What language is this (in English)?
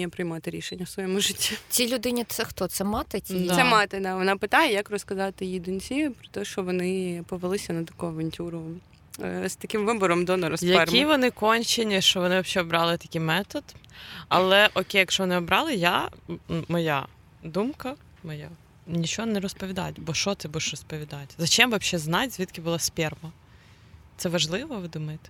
Ukrainian